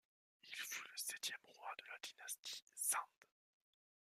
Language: French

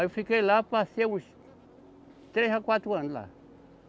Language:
Portuguese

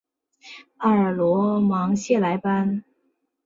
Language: Chinese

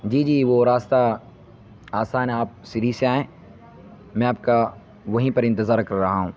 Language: Urdu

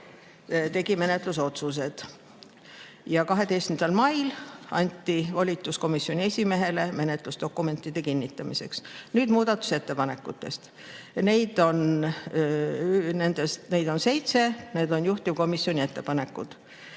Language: Estonian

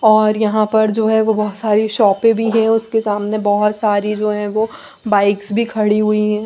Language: Hindi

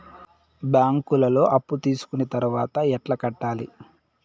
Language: Telugu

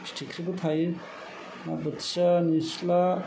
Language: Bodo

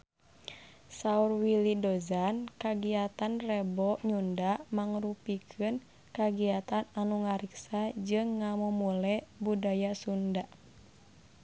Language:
Sundanese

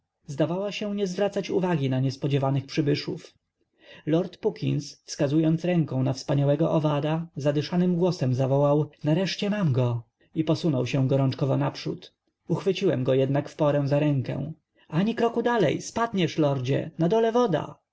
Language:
Polish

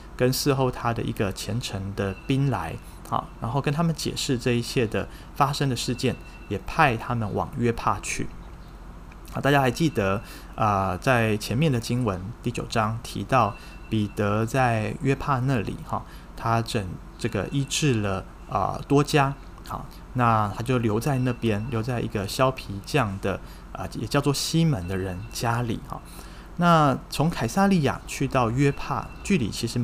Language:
Chinese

